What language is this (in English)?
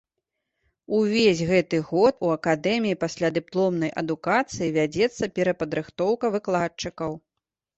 Belarusian